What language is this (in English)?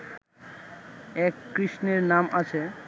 Bangla